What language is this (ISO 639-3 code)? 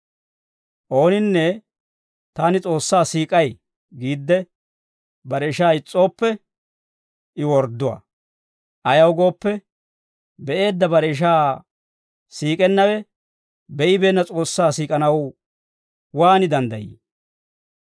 dwr